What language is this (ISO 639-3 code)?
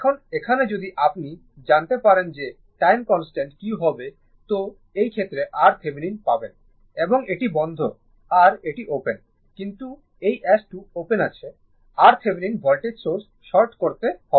ben